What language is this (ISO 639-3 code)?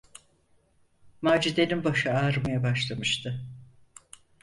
tur